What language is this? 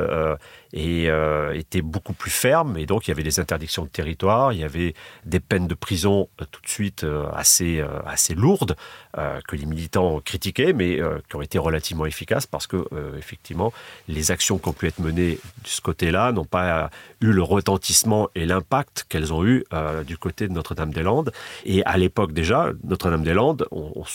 French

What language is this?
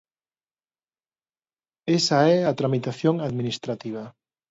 Galician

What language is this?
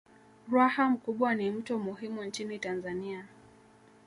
Swahili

